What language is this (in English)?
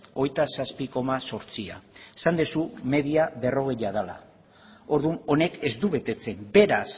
Basque